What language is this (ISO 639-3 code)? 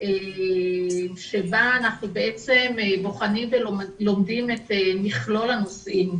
heb